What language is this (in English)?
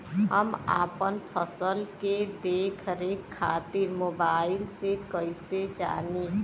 Bhojpuri